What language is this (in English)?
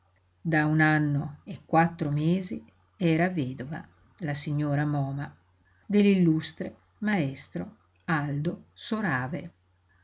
Italian